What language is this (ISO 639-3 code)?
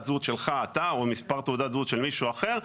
heb